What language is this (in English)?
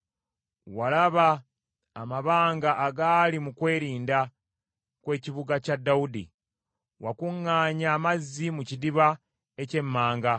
Ganda